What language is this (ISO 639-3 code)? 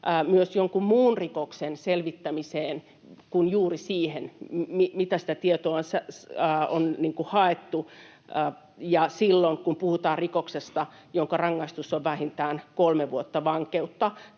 fin